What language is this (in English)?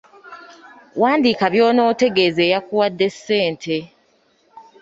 Ganda